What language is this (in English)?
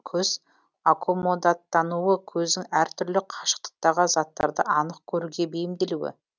Kazakh